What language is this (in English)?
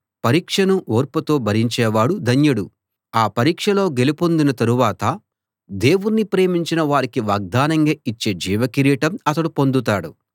Telugu